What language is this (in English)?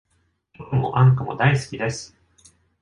Japanese